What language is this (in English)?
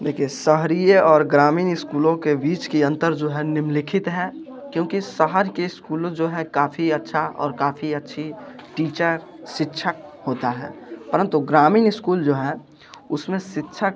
Hindi